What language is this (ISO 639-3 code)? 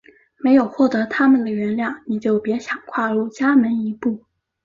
zho